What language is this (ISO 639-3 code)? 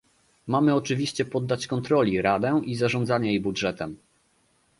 pol